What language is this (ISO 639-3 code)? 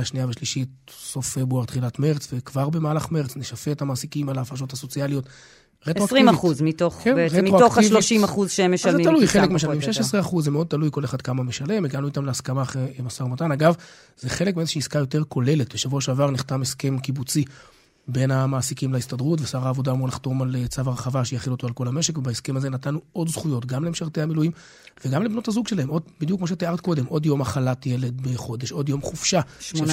heb